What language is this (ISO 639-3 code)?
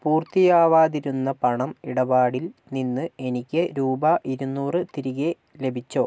mal